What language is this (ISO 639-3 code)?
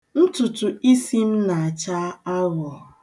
ibo